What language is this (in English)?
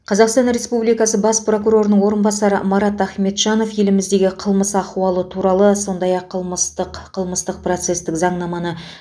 Kazakh